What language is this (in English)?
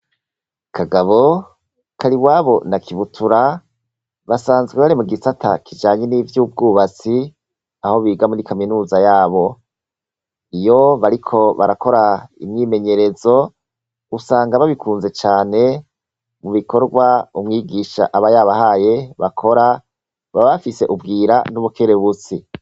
Rundi